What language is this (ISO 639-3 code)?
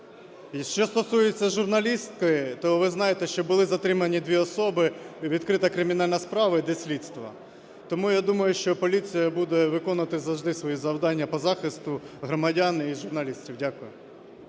ukr